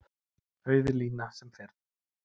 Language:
Icelandic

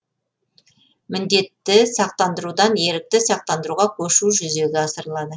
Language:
Kazakh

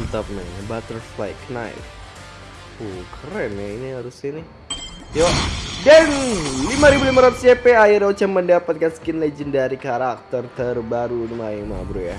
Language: Indonesian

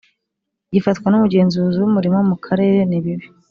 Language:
Kinyarwanda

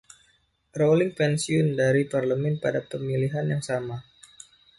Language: Indonesian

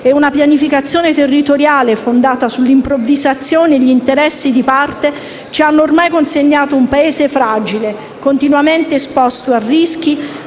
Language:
Italian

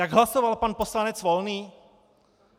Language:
Czech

